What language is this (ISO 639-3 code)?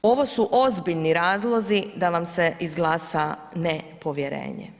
hrv